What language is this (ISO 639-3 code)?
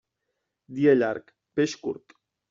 cat